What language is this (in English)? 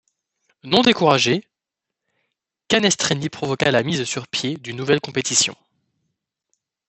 French